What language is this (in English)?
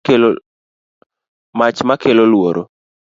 Luo (Kenya and Tanzania)